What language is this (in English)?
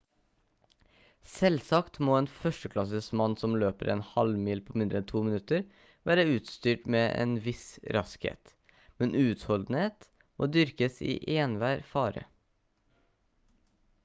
Norwegian Bokmål